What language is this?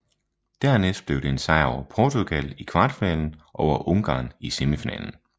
Danish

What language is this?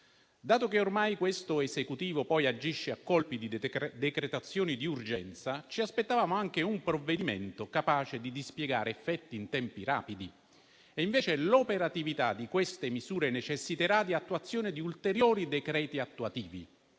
Italian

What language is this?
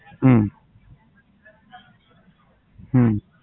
Gujarati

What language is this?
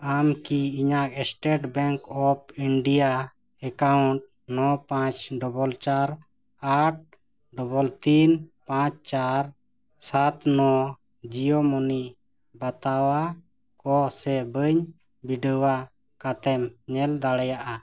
Santali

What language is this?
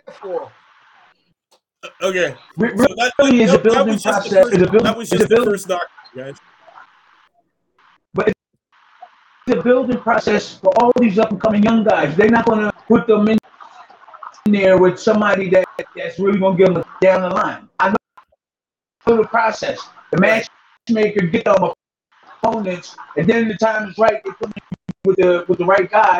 English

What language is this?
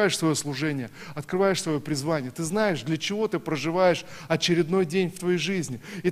Russian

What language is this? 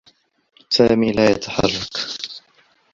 Arabic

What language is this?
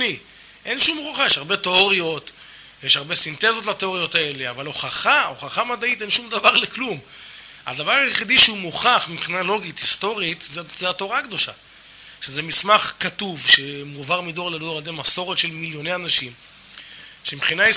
Hebrew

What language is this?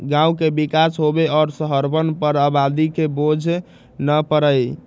Magahi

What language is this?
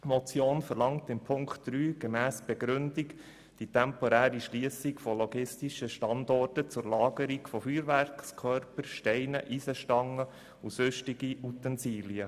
Swiss German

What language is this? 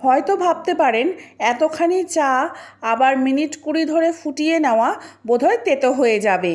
Bangla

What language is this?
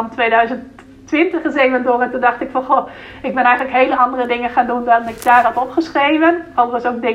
Dutch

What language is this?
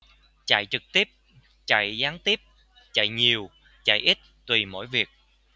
Vietnamese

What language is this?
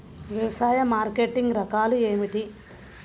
Telugu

